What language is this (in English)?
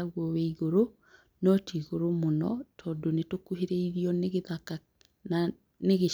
Kikuyu